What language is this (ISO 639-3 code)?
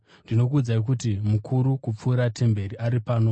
sna